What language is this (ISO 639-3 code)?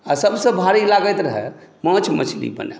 mai